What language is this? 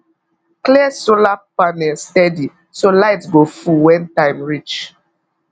Nigerian Pidgin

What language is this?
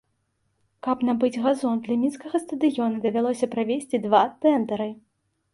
Belarusian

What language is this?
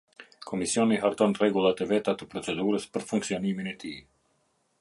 Albanian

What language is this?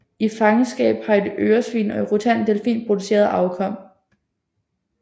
Danish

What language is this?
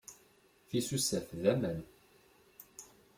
Kabyle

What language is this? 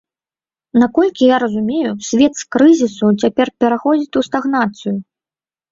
Belarusian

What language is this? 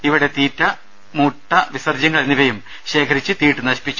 Malayalam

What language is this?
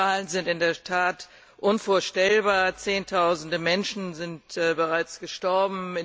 German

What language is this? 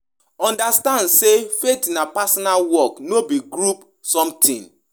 Nigerian Pidgin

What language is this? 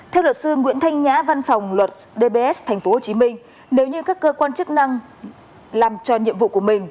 Vietnamese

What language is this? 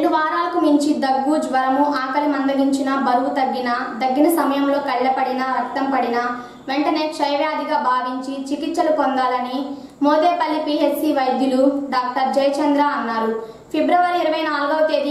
Indonesian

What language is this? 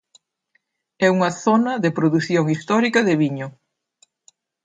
Galician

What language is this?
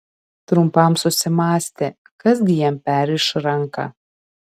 Lithuanian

